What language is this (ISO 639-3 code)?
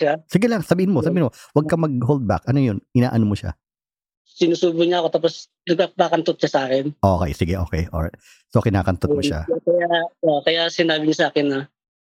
fil